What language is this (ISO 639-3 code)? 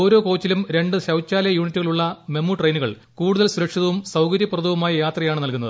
mal